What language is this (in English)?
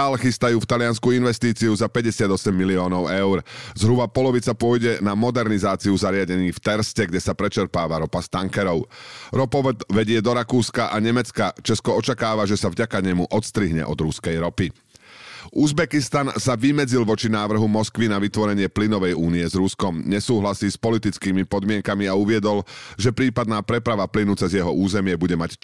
Slovak